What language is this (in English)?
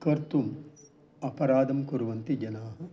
Sanskrit